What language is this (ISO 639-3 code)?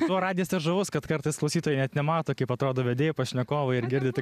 lit